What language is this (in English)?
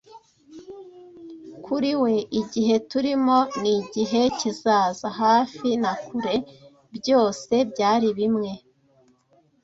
Kinyarwanda